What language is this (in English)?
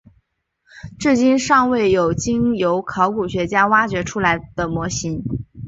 Chinese